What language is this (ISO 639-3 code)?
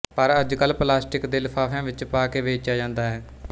pan